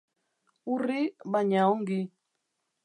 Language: Basque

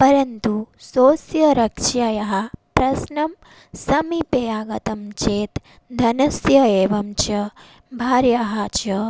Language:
Sanskrit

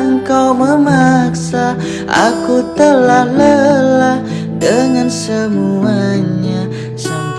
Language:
Indonesian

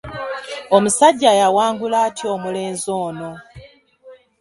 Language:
Ganda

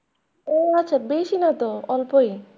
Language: Bangla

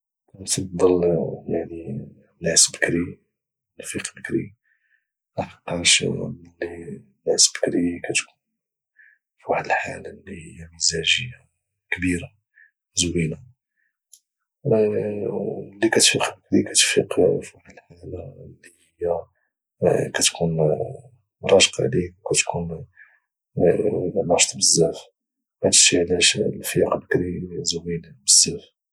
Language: Moroccan Arabic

